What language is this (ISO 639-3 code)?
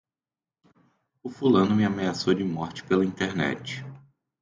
por